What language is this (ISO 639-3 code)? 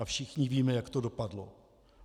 ces